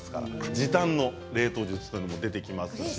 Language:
Japanese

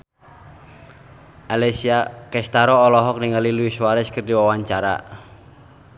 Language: Sundanese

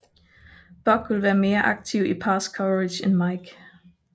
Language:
Danish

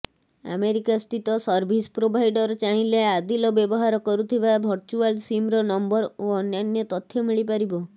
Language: Odia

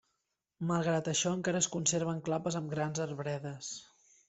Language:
Catalan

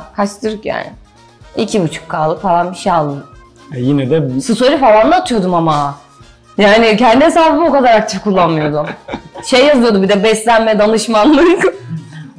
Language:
Turkish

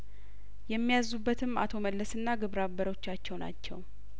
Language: Amharic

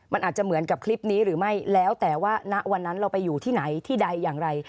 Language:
Thai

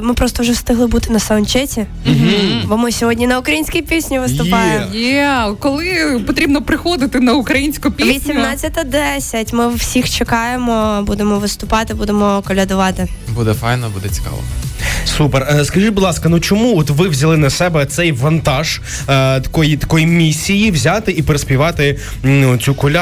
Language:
Ukrainian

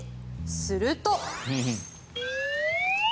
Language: Japanese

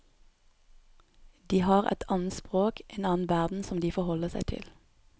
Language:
Norwegian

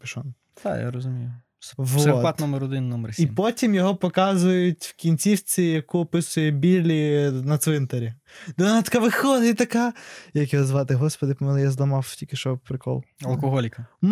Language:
Ukrainian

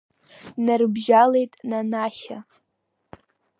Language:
Abkhazian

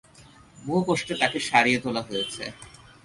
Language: Bangla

